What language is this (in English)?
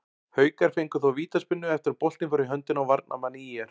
Icelandic